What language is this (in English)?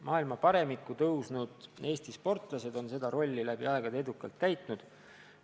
Estonian